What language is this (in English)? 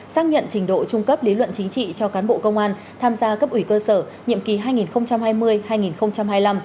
Vietnamese